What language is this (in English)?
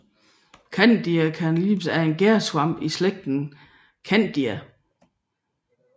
Danish